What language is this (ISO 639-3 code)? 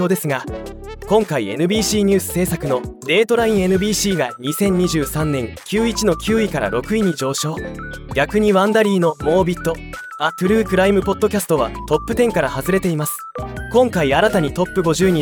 jpn